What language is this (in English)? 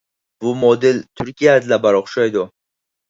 Uyghur